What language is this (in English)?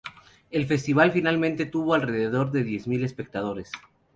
Spanish